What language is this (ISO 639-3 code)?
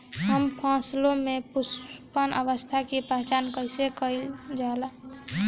bho